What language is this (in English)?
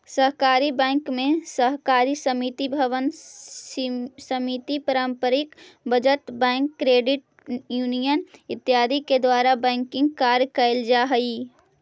Magahi